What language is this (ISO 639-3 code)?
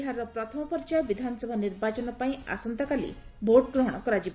ori